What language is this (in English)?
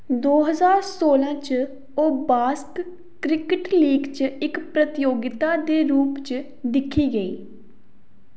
Dogri